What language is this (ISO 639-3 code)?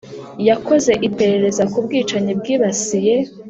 kin